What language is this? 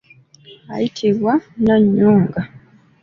Ganda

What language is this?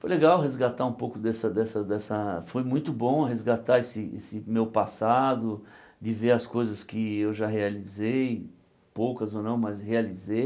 Portuguese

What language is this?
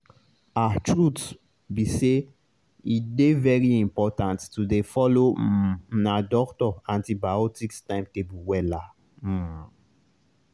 Nigerian Pidgin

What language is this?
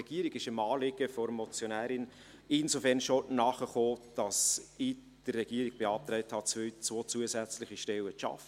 Swiss German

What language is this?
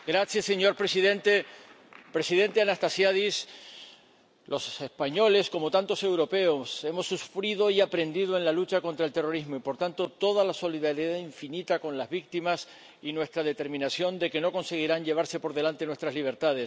Spanish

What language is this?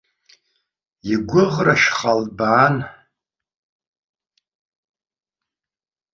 Abkhazian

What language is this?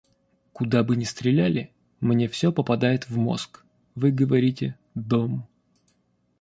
Russian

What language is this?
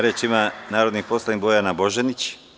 Serbian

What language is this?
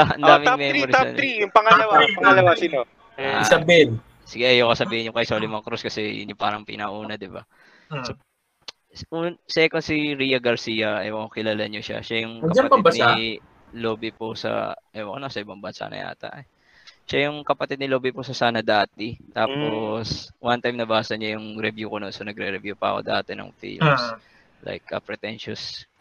Filipino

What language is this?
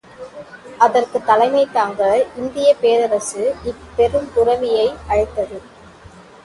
Tamil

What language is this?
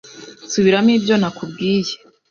Kinyarwanda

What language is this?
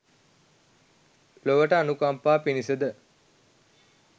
Sinhala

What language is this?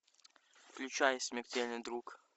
Russian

